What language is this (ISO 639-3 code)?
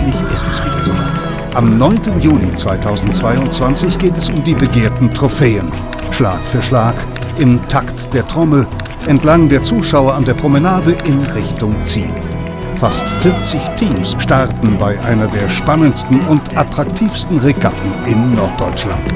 deu